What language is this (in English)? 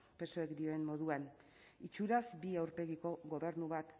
Basque